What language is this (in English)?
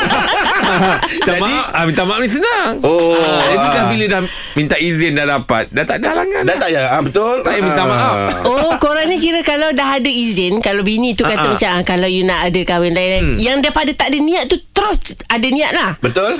Malay